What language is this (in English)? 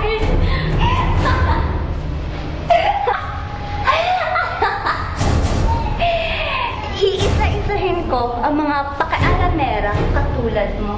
Filipino